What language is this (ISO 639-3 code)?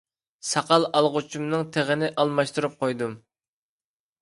uig